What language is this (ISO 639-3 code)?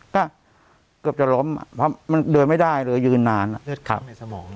tha